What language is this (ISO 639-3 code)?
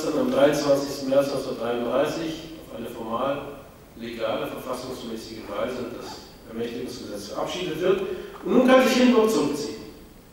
deu